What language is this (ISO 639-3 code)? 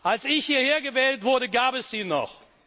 deu